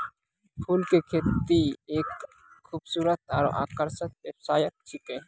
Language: Maithili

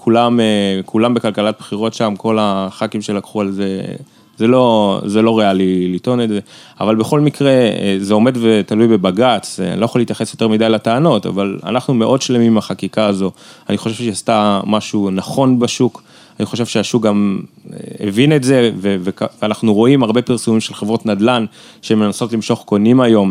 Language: Hebrew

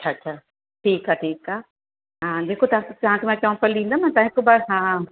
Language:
Sindhi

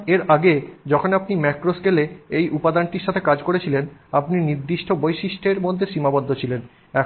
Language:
Bangla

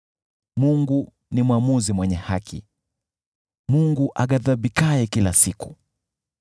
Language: Swahili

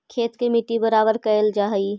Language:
Magahi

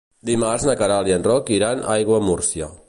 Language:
Catalan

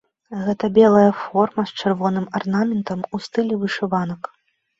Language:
Belarusian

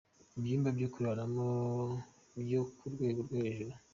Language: Kinyarwanda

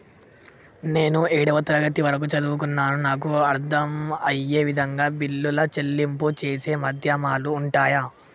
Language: Telugu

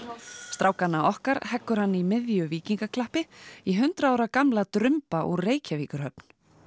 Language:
Icelandic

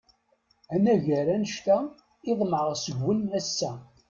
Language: Kabyle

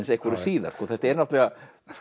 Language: Icelandic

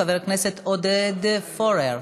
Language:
Hebrew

